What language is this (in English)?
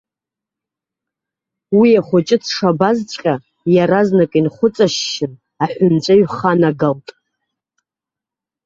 Abkhazian